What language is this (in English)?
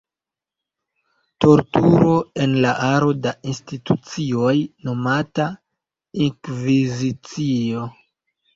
Esperanto